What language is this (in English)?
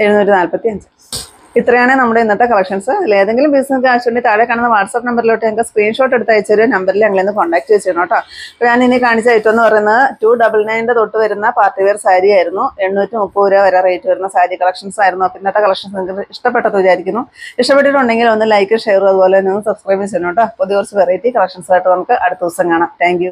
Malayalam